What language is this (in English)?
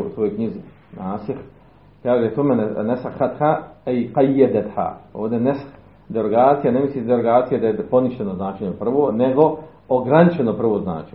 Croatian